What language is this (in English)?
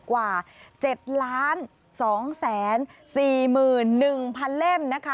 Thai